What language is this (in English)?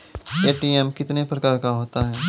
Maithili